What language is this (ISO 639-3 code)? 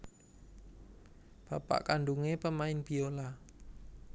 jav